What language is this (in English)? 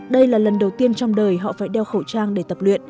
Vietnamese